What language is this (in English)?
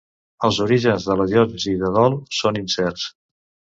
Catalan